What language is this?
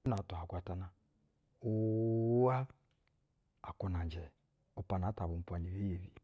Basa (Nigeria)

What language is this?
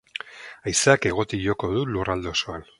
Basque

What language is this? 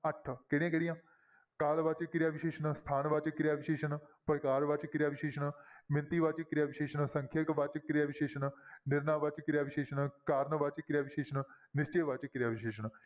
Punjabi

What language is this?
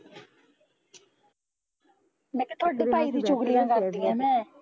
Punjabi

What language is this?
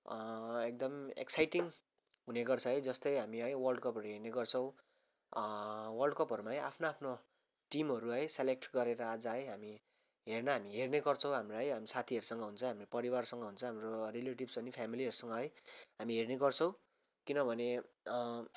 Nepali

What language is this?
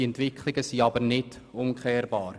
Swiss German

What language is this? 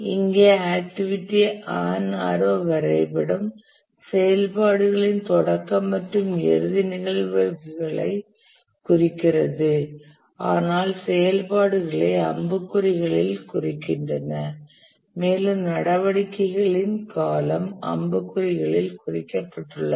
Tamil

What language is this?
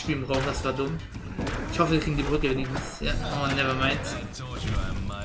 German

